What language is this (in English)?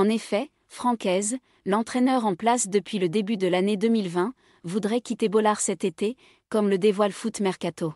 French